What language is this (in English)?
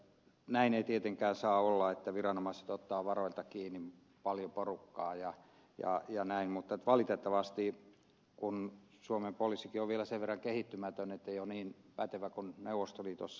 Finnish